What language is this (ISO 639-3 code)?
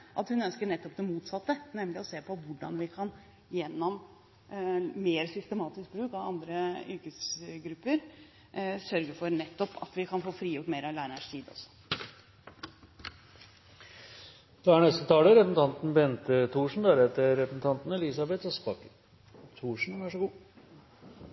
nob